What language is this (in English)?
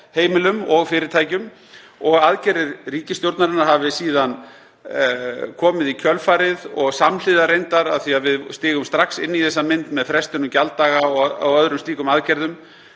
Icelandic